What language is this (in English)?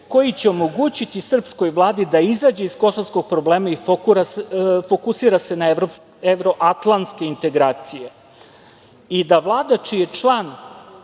Serbian